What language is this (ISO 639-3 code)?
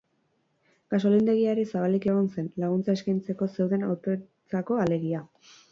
eus